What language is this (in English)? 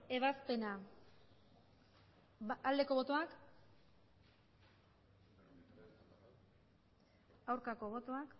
Basque